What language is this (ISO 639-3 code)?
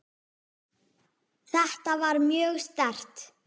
isl